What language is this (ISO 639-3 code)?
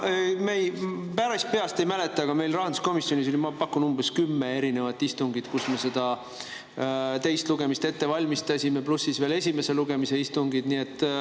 est